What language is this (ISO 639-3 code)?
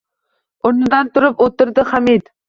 uzb